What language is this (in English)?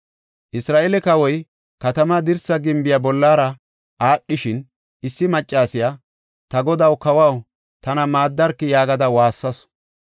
Gofa